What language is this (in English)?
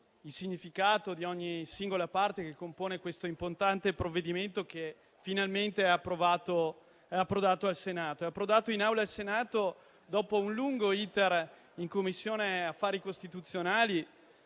Italian